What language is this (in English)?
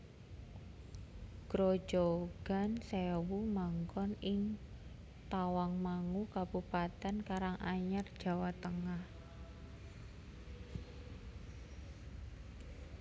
Javanese